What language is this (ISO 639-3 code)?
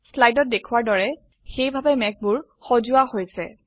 asm